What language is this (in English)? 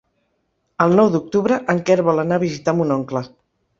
Catalan